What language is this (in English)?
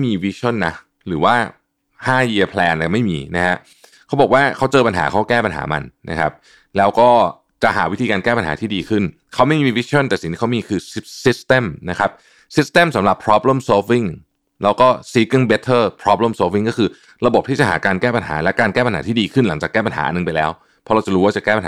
Thai